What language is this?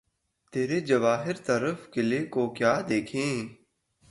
Urdu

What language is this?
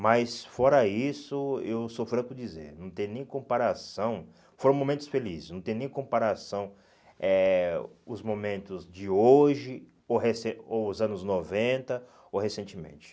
Portuguese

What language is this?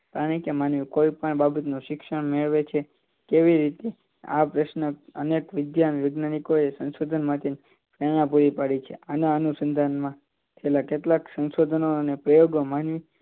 Gujarati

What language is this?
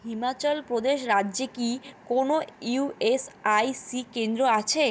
Bangla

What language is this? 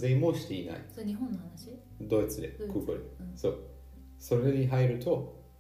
Japanese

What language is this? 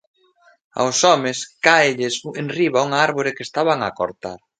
Galician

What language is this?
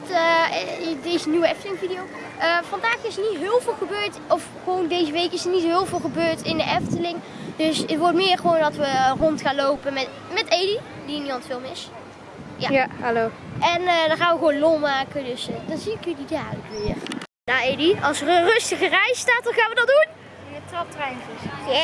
Dutch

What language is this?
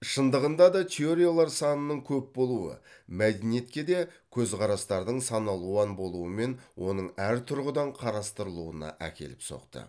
Kazakh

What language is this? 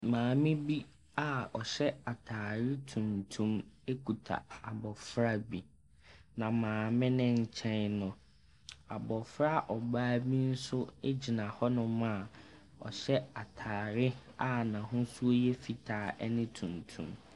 Akan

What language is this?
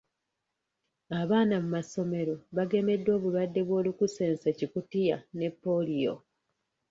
Ganda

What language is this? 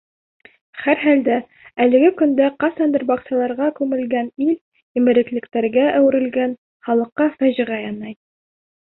Bashkir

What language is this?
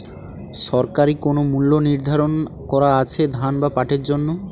Bangla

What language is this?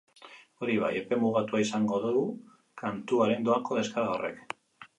Basque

